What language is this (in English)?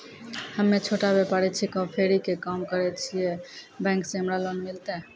Maithili